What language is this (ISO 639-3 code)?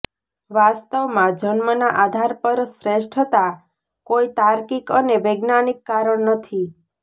guj